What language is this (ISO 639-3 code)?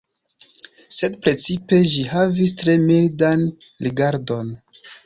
epo